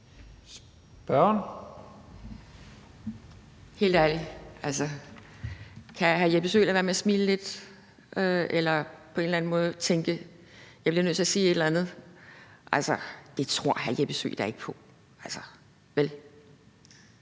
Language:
Danish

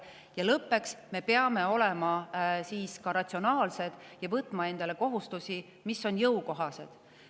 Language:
Estonian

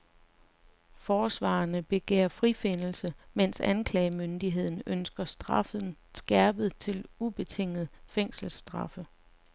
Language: Danish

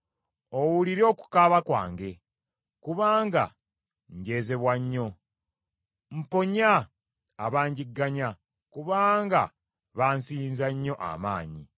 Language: Ganda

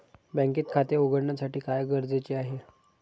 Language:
Marathi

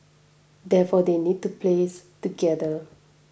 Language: English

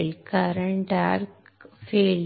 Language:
Marathi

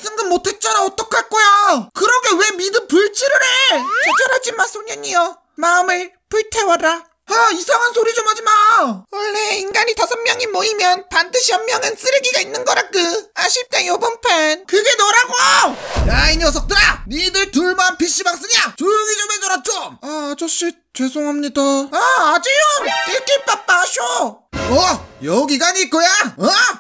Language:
Korean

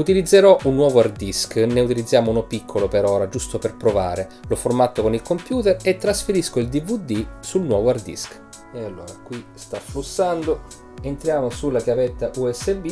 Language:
Italian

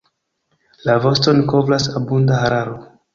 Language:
Esperanto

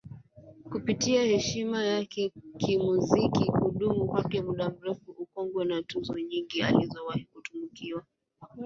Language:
Swahili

